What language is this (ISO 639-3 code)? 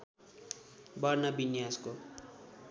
nep